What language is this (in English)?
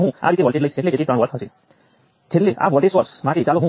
Gujarati